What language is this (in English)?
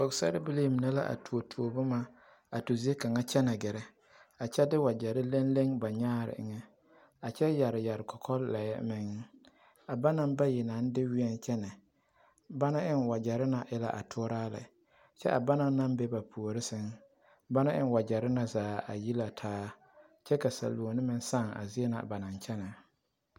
Southern Dagaare